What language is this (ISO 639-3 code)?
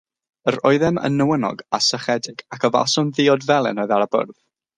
cym